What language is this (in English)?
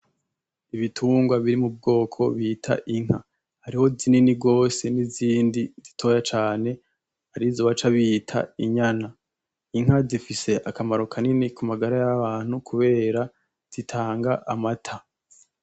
Rundi